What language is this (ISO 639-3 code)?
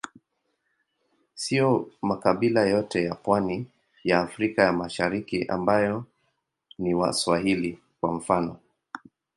swa